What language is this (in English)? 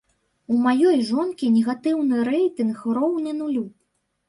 Belarusian